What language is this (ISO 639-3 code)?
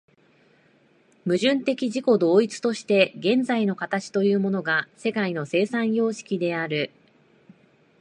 jpn